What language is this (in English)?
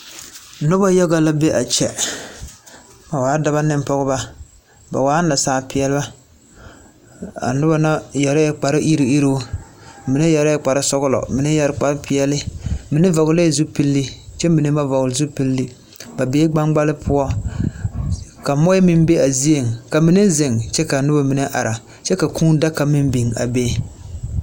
Southern Dagaare